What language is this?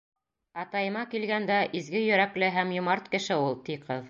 Bashkir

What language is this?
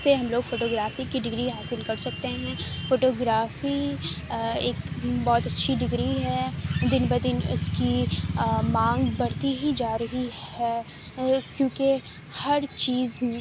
Urdu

